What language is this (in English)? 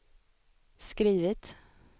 Swedish